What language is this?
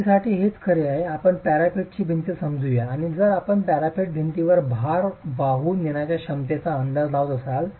Marathi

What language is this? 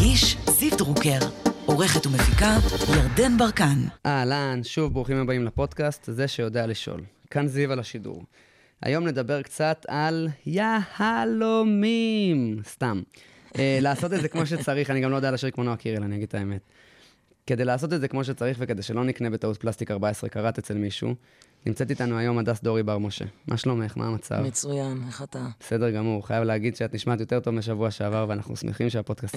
Hebrew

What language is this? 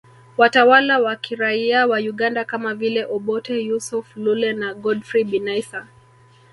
Swahili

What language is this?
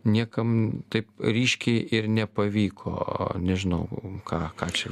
Lithuanian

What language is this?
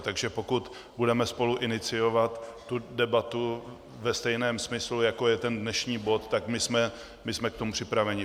Czech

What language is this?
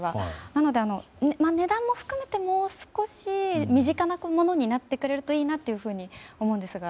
Japanese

